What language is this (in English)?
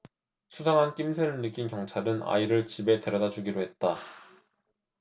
Korean